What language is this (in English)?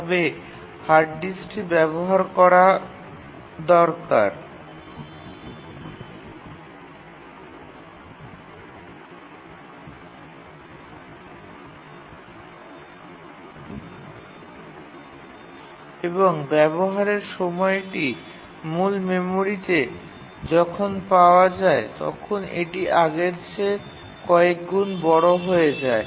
Bangla